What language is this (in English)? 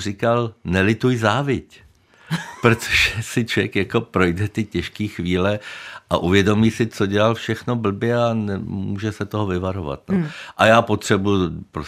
Czech